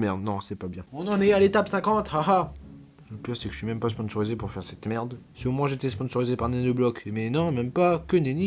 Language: French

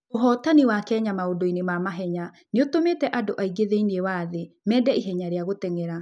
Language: Kikuyu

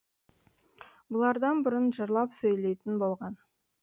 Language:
Kazakh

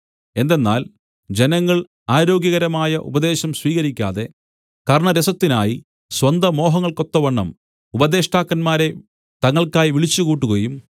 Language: Malayalam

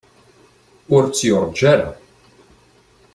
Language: Kabyle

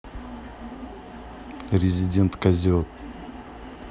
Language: Russian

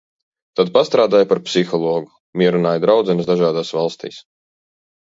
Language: Latvian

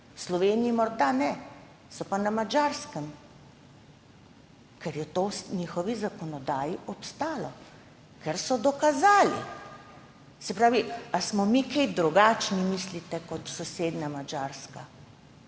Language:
Slovenian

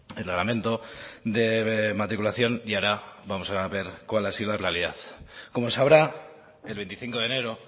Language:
Spanish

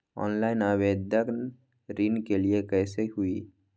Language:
Magahi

